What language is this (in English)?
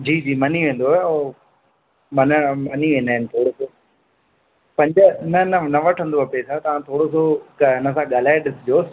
Sindhi